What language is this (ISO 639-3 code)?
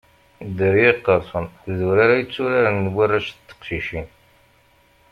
kab